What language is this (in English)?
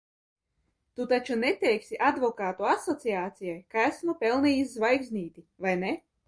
Latvian